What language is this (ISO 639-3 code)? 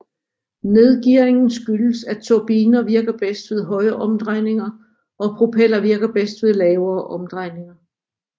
dan